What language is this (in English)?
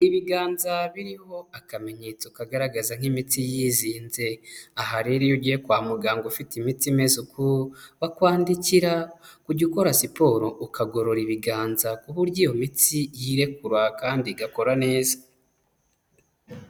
Kinyarwanda